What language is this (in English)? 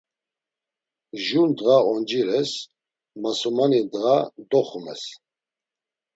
Laz